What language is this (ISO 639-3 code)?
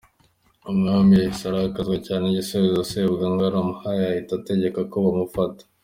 kin